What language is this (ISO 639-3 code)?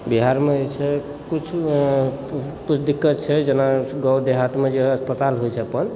mai